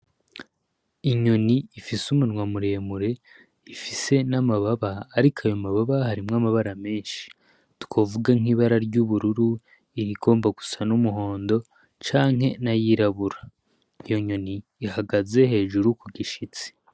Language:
Rundi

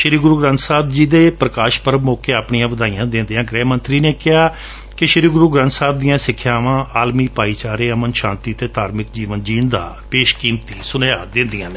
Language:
Punjabi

